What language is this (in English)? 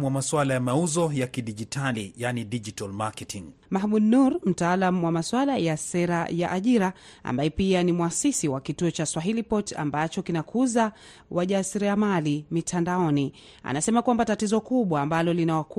Swahili